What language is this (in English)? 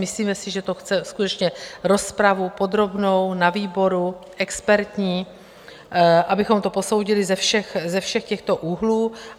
Czech